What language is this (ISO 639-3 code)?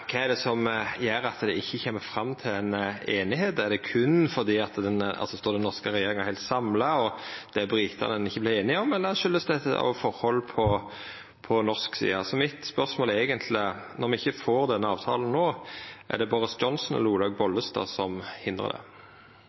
nno